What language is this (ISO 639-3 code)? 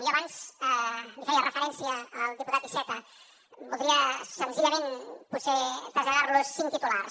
cat